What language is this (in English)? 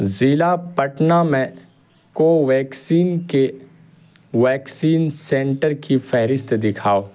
Urdu